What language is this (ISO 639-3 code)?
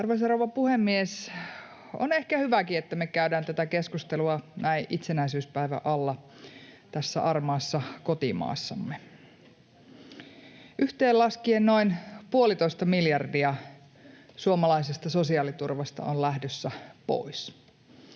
fin